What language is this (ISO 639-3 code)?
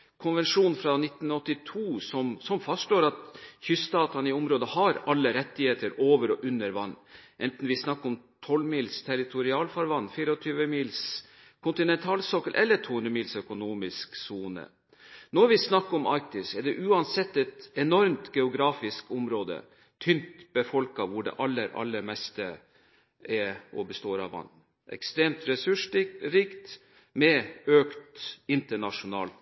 nob